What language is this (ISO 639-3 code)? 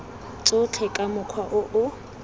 tsn